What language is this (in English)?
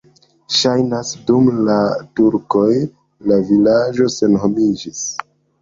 Esperanto